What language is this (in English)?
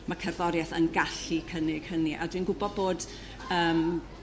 Welsh